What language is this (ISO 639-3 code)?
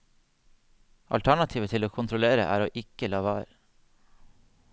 nor